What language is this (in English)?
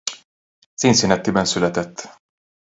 Hungarian